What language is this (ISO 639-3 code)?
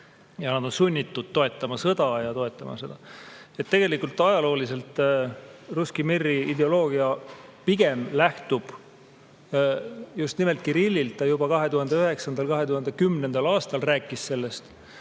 est